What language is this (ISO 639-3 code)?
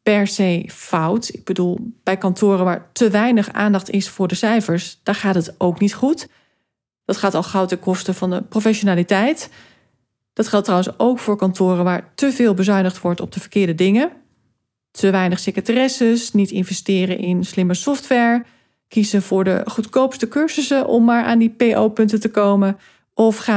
nld